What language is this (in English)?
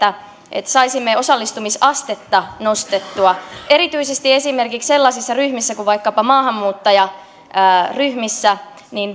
Finnish